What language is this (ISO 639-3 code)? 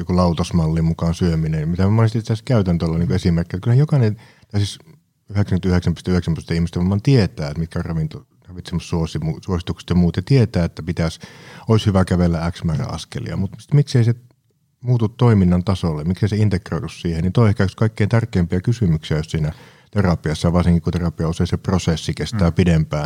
fin